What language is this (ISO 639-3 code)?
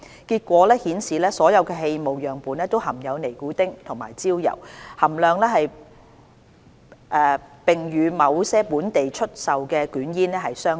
yue